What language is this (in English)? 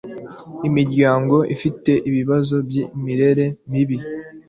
Kinyarwanda